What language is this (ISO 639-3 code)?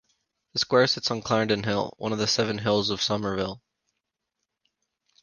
eng